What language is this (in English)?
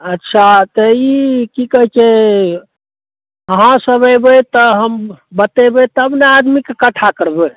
Maithili